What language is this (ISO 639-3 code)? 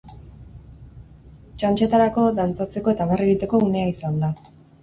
eus